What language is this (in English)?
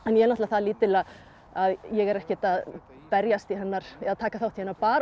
Icelandic